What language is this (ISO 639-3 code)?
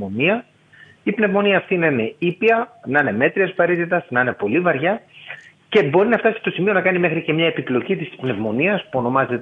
ell